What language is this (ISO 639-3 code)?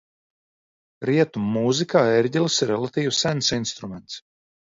lav